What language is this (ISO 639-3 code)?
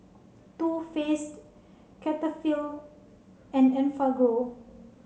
eng